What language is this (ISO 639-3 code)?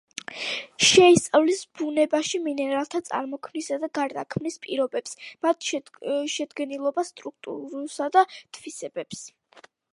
kat